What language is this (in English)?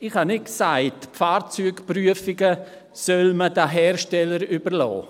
Swiss German